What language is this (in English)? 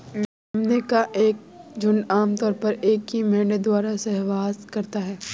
Hindi